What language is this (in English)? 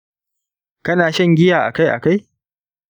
Hausa